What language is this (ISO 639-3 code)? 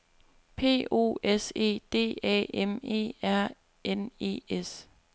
dan